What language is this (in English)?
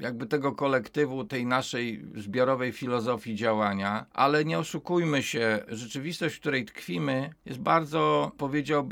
Polish